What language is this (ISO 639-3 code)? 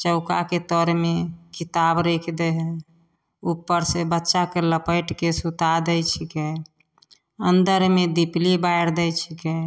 mai